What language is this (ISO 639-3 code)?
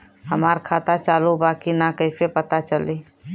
bho